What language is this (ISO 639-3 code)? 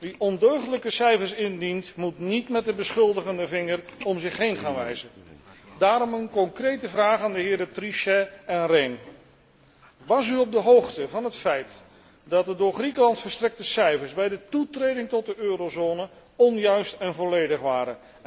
nld